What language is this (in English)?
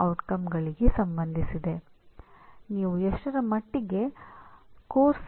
Kannada